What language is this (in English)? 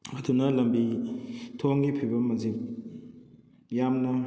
Manipuri